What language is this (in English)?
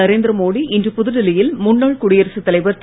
Tamil